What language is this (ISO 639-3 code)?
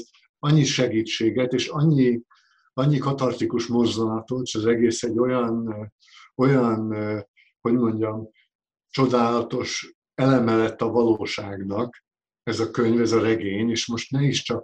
hun